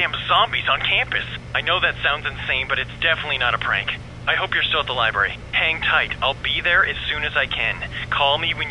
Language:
English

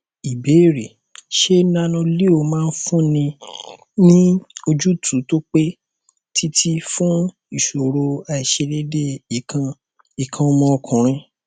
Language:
Yoruba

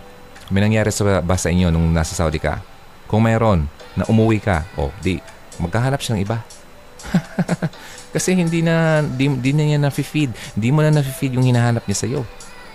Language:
Filipino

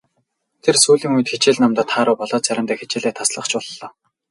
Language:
Mongolian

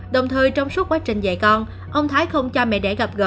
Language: Vietnamese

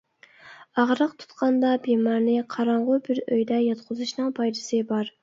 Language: Uyghur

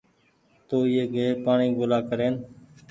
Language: Goaria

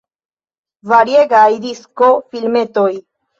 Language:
Esperanto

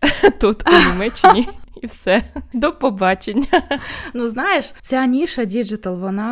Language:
Ukrainian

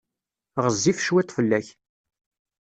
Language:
Kabyle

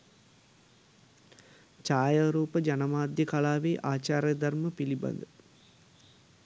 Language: Sinhala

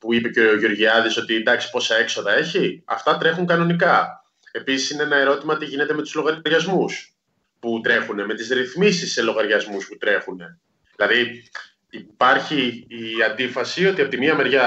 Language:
Greek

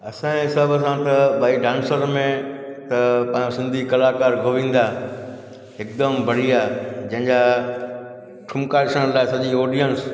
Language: Sindhi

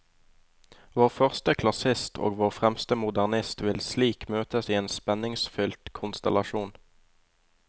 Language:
Norwegian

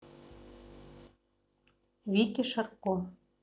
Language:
Russian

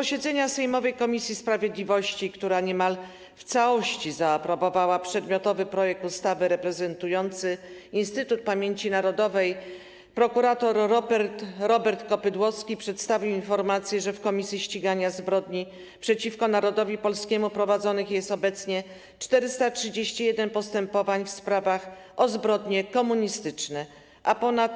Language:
Polish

